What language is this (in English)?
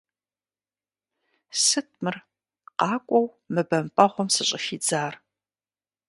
Kabardian